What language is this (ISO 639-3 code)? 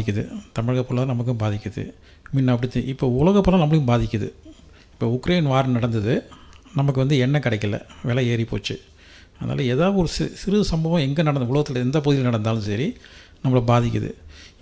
tam